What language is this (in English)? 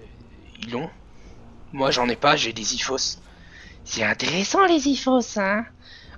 French